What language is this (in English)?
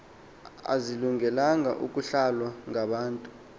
Xhosa